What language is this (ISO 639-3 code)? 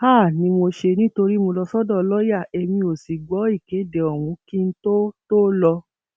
yor